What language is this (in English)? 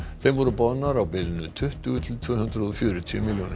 Icelandic